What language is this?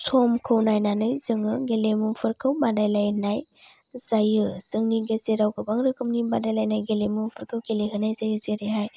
Bodo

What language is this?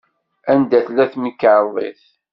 Kabyle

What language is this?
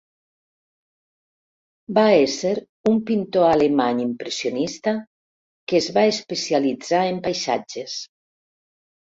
Catalan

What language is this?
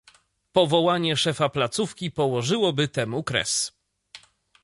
Polish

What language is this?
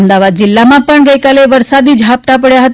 Gujarati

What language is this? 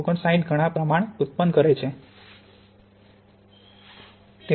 Gujarati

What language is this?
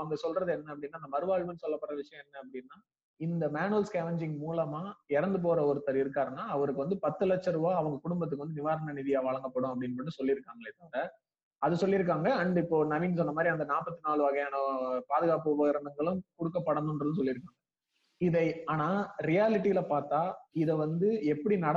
Tamil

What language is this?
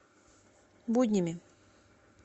Russian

